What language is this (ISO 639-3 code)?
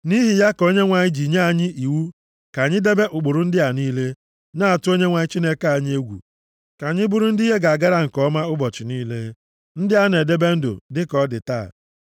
ibo